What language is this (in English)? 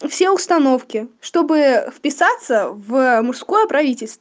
Russian